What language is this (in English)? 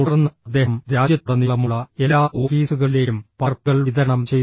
Malayalam